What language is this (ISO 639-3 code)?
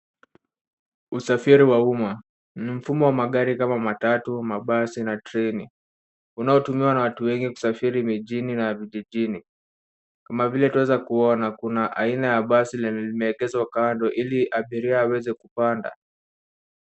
swa